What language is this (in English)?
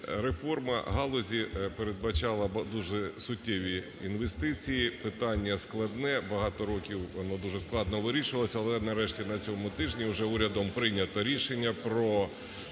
Ukrainian